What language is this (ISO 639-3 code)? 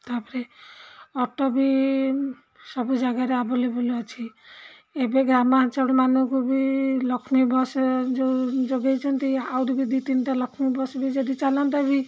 ori